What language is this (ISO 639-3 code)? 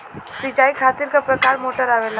bho